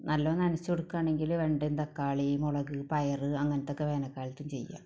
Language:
Malayalam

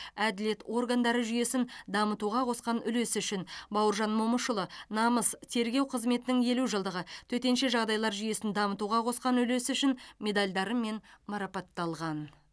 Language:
Kazakh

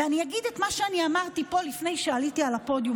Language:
Hebrew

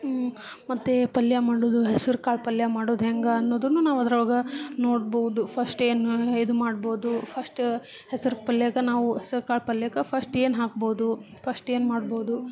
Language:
Kannada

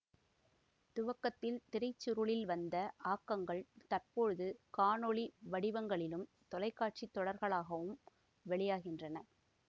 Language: Tamil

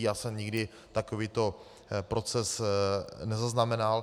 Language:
Czech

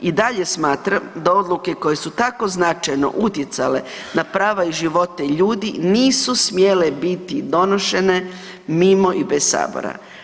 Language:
Croatian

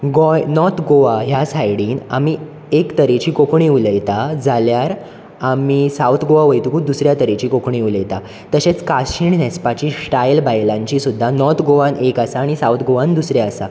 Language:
Konkani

